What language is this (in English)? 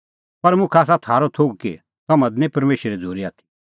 Kullu Pahari